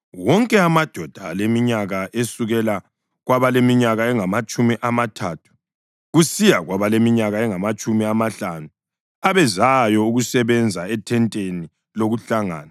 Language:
North Ndebele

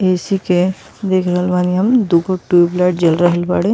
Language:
Bhojpuri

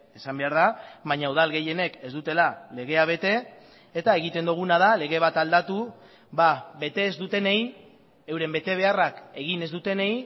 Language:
Basque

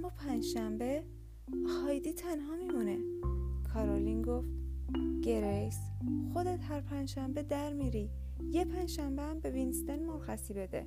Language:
Persian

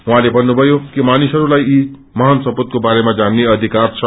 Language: Nepali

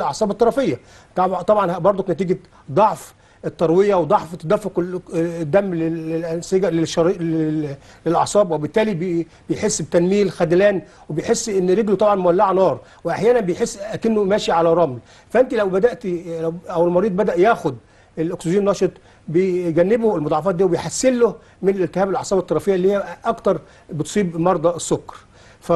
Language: Arabic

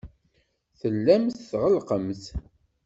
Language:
Kabyle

